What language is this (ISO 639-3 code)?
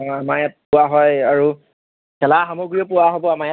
asm